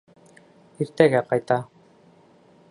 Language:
Bashkir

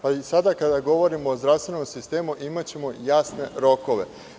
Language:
Serbian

